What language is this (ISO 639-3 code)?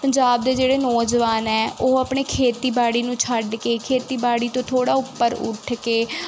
pan